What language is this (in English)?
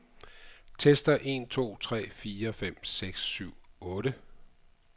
Danish